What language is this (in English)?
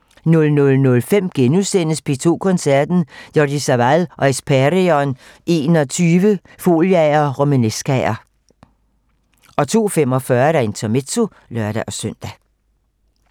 Danish